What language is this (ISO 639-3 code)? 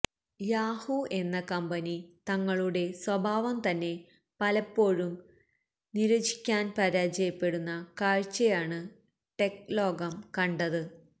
mal